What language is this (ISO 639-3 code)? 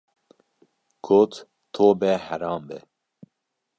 kur